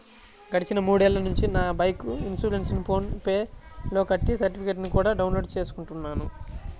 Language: Telugu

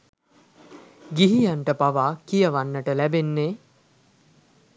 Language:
Sinhala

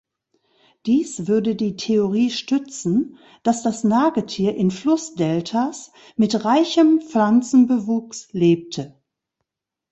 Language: German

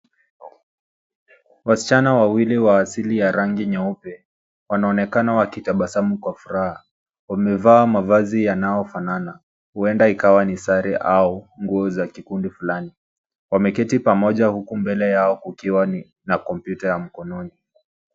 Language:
Swahili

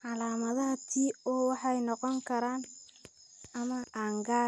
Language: Somali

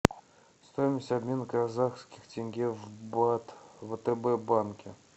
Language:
Russian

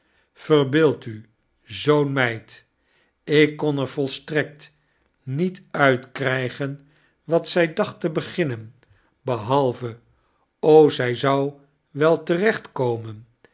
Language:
Dutch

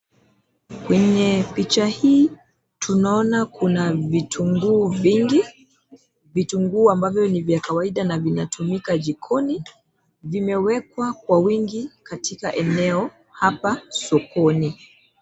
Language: Swahili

